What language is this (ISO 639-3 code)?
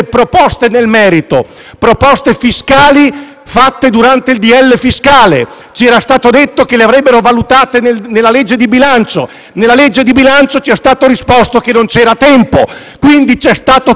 ita